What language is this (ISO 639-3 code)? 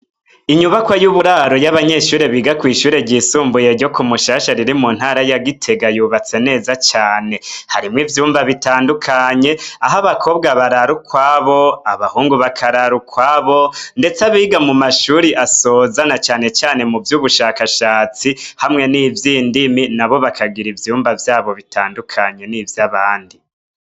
run